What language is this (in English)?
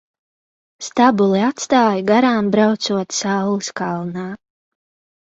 Latvian